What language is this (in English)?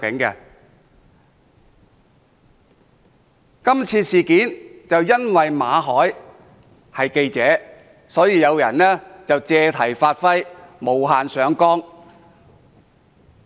Cantonese